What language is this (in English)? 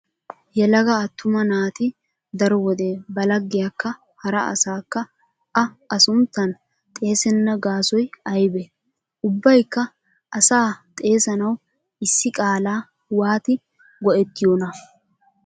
Wolaytta